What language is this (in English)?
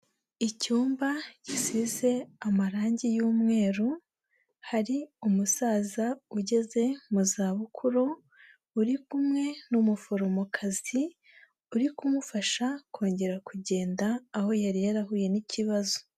Kinyarwanda